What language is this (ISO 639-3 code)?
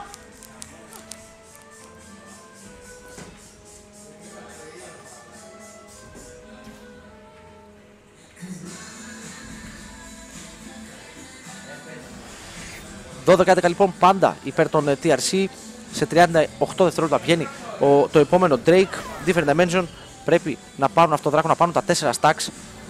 ell